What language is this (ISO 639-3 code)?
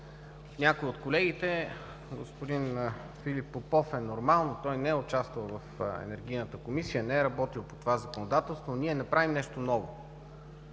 bul